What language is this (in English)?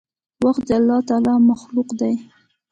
Pashto